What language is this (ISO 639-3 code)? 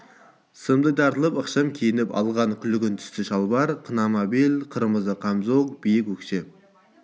kaz